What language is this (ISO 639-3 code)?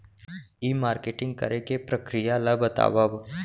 hne